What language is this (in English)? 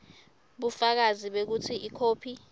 Swati